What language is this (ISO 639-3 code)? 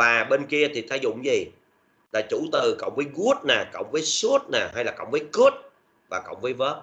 vie